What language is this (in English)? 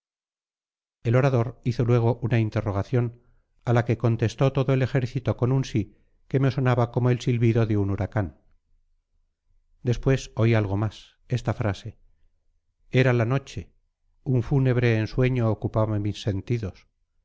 Spanish